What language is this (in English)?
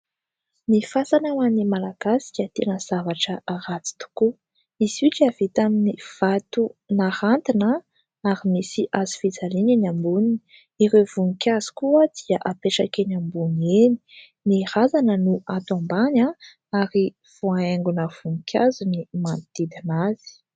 Malagasy